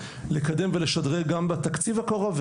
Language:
Hebrew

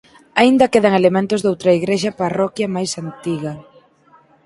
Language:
Galician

